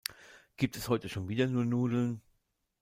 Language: German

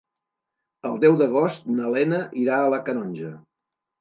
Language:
Catalan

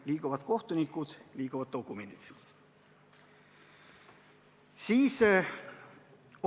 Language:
Estonian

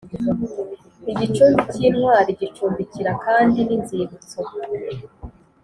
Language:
Kinyarwanda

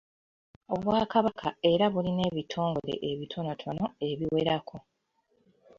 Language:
Ganda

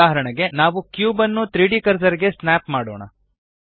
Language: Kannada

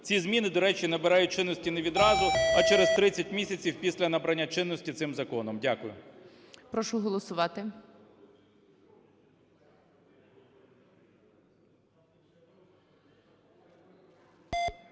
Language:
Ukrainian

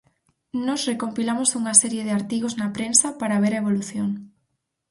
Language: Galician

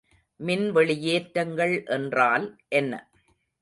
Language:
Tamil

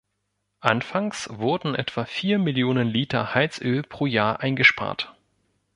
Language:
German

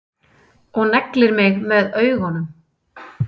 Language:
Icelandic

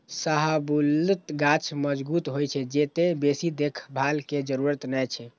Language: Maithili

